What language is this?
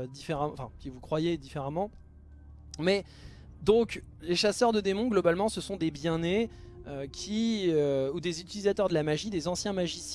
French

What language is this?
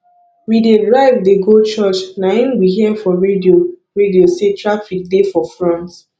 Nigerian Pidgin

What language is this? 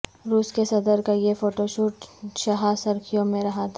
Urdu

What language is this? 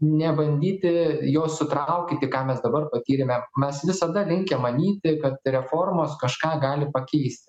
Lithuanian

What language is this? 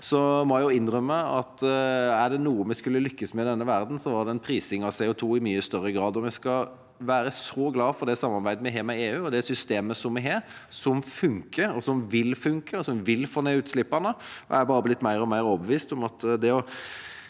Norwegian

